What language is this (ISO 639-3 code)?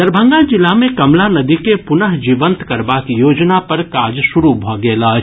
mai